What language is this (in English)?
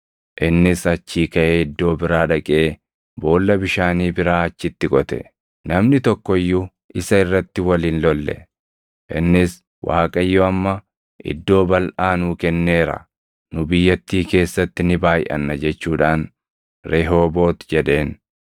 Oromo